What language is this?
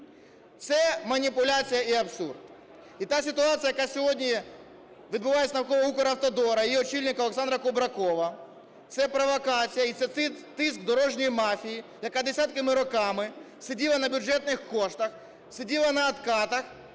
Ukrainian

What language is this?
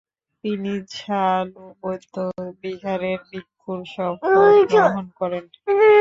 Bangla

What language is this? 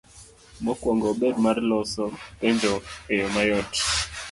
Luo (Kenya and Tanzania)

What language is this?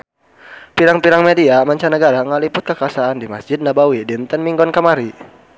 Sundanese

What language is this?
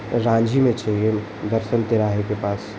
Hindi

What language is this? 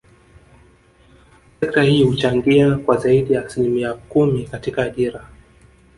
Swahili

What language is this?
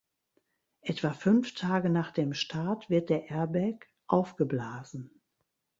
German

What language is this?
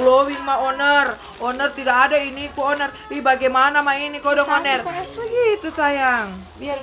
Indonesian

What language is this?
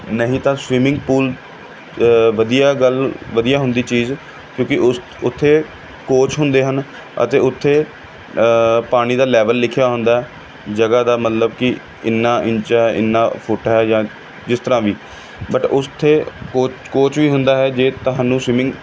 Punjabi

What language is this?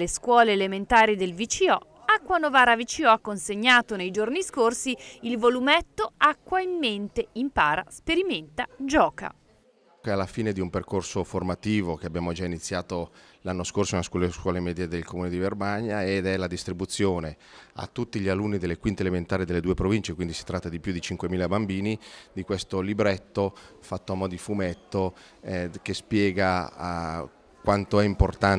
Italian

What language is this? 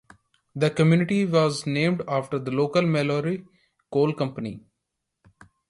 English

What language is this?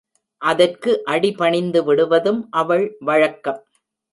Tamil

